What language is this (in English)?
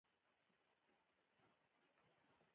Pashto